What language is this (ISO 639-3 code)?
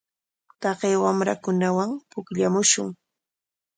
qwa